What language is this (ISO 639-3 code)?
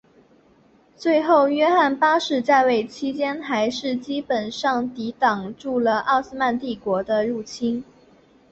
zho